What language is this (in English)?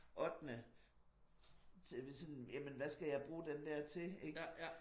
Danish